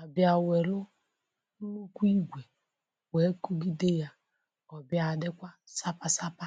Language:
Igbo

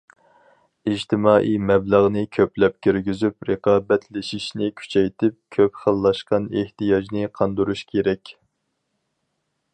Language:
Uyghur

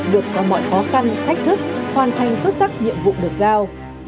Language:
Vietnamese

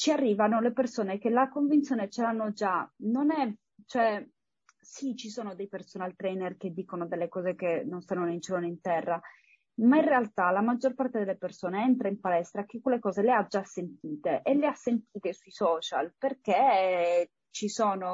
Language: Italian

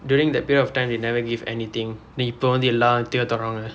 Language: English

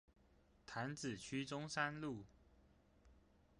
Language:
Chinese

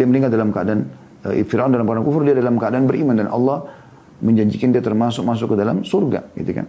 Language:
Indonesian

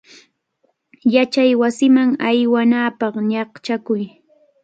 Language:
Cajatambo North Lima Quechua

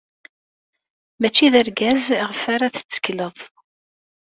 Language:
Kabyle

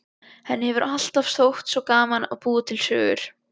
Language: Icelandic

